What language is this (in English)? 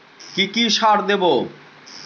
Bangla